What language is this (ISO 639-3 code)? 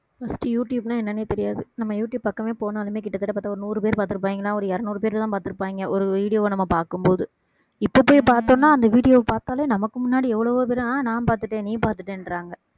tam